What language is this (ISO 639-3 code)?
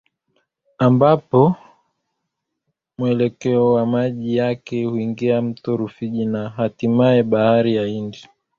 swa